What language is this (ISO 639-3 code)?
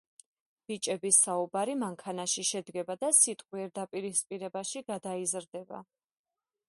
kat